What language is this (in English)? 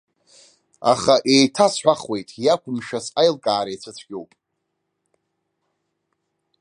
Abkhazian